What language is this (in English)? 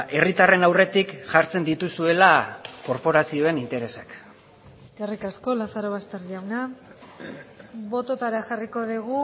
Basque